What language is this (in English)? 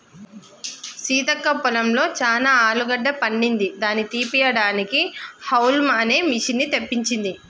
Telugu